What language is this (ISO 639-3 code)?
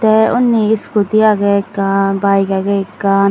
ccp